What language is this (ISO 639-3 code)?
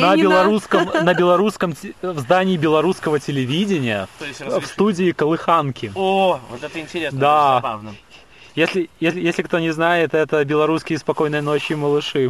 rus